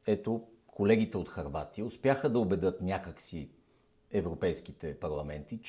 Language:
Bulgarian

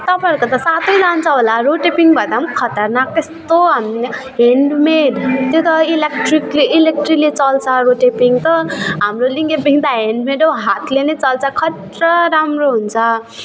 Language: Nepali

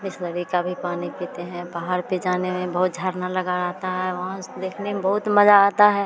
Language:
Hindi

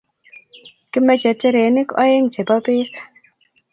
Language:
Kalenjin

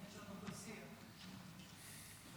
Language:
Hebrew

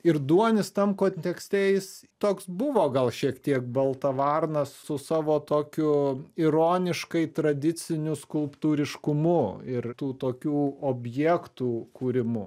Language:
Lithuanian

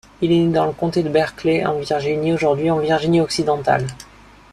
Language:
French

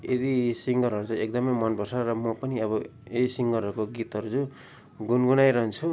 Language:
Nepali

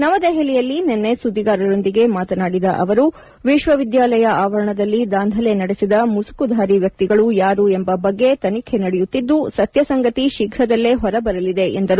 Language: Kannada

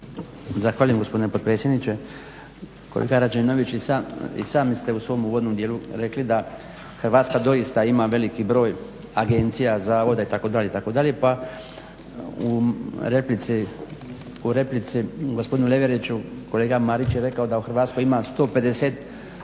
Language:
Croatian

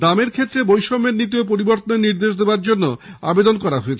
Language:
Bangla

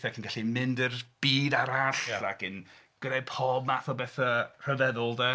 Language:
Welsh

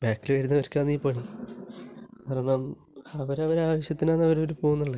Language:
Malayalam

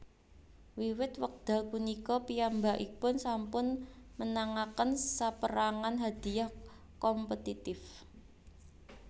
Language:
Javanese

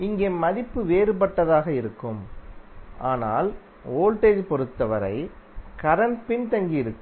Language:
Tamil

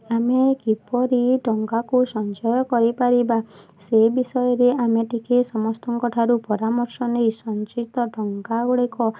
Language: Odia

